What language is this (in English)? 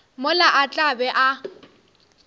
Northern Sotho